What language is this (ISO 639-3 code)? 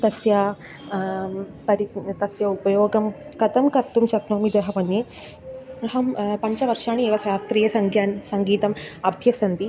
san